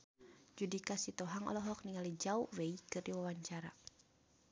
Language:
Sundanese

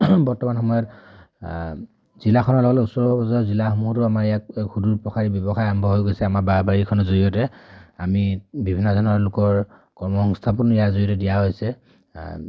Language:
Assamese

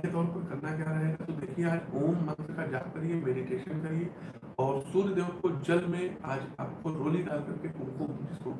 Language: Hindi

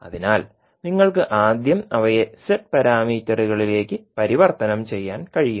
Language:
Malayalam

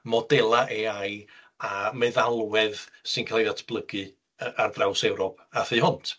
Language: Welsh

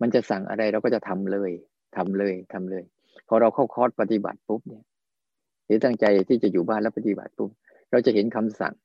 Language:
Thai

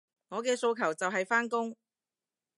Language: Cantonese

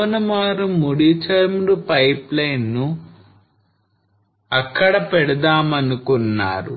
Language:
Telugu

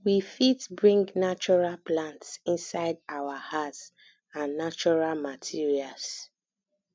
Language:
Nigerian Pidgin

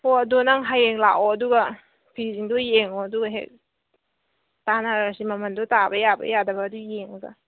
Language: Manipuri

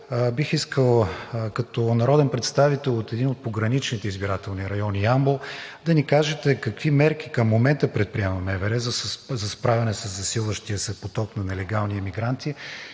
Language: Bulgarian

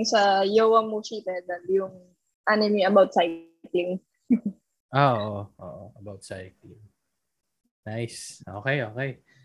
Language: Filipino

